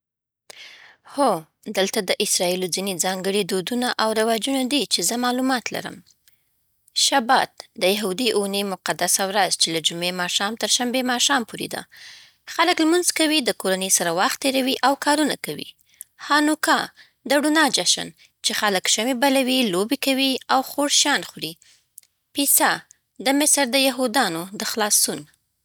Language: Southern Pashto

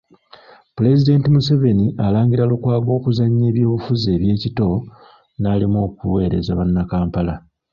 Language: Ganda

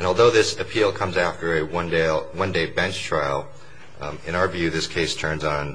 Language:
English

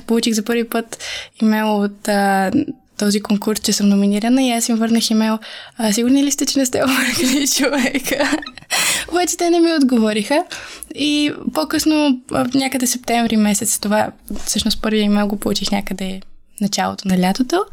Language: Bulgarian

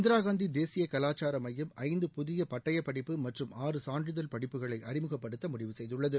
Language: Tamil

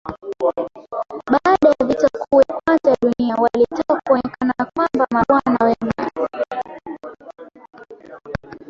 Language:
Swahili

